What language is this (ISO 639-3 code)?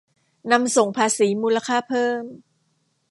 tha